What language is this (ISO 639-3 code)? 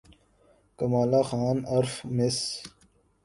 urd